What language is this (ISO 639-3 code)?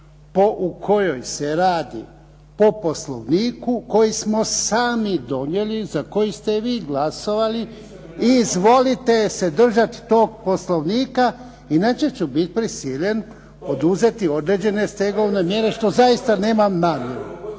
hrv